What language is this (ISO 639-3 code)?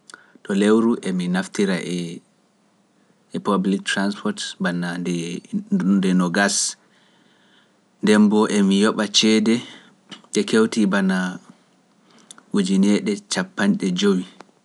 fuf